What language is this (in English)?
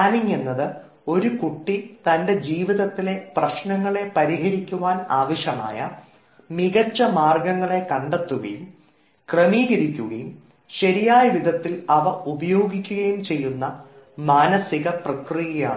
Malayalam